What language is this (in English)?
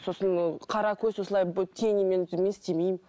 Kazakh